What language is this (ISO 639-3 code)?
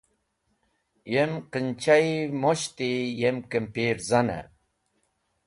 wbl